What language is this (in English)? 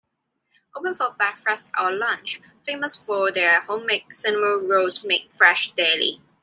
English